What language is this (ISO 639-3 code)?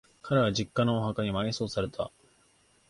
jpn